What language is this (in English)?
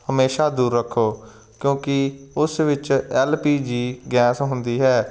Punjabi